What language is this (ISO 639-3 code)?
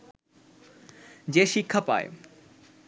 ben